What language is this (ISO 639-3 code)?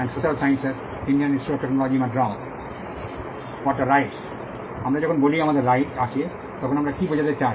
ben